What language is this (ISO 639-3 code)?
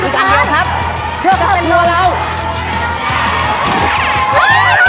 tha